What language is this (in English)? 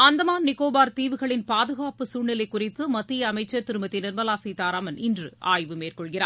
Tamil